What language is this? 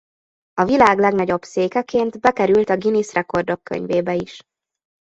Hungarian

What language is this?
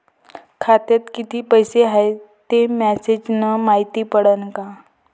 Marathi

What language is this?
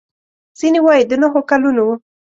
Pashto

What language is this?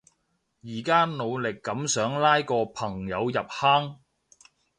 Cantonese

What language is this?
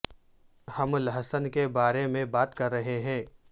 Urdu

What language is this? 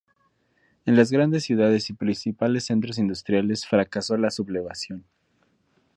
Spanish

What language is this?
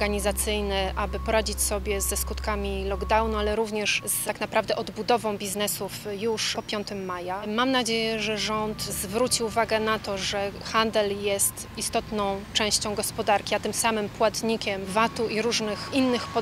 Polish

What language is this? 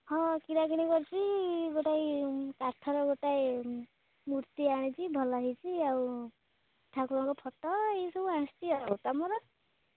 Odia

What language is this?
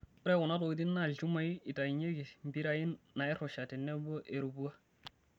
Masai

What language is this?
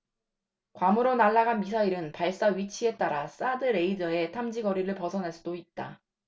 Korean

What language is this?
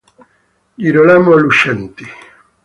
Italian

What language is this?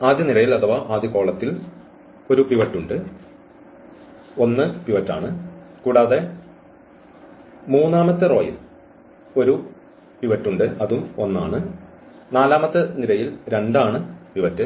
Malayalam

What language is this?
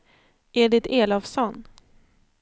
Swedish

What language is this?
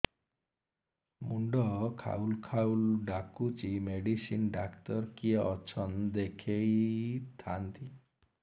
Odia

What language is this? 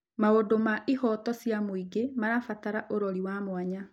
Kikuyu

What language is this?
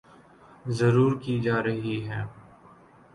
Urdu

